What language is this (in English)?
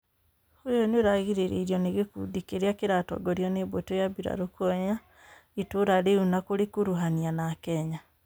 Kikuyu